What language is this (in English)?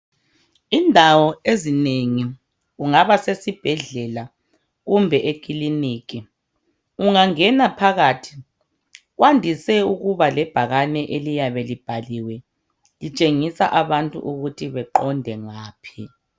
North Ndebele